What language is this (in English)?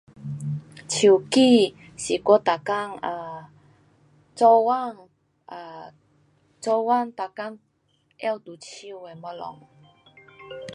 Pu-Xian Chinese